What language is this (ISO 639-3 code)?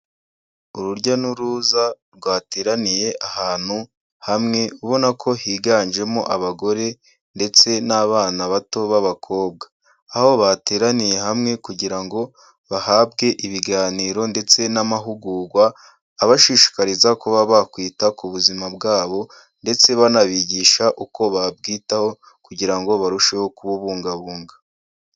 kin